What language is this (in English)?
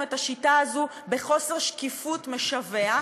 Hebrew